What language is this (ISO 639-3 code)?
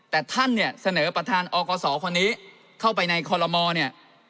tha